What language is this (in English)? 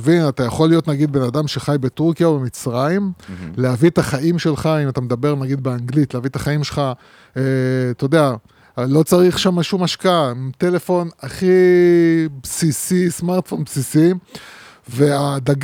Hebrew